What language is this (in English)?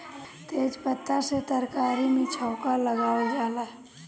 Bhojpuri